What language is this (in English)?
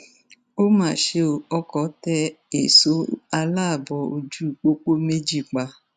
Yoruba